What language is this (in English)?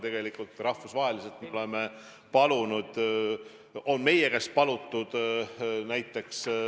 Estonian